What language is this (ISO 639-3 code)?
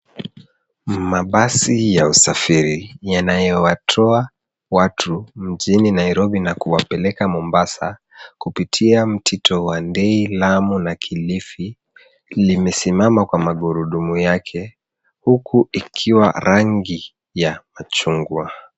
swa